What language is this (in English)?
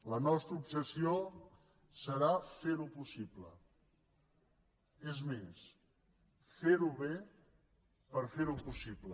Catalan